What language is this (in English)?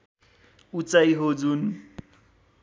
Nepali